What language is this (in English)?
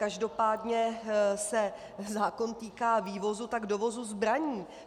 Czech